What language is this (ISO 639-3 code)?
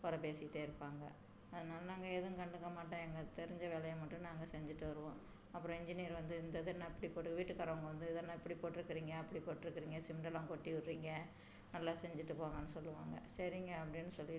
tam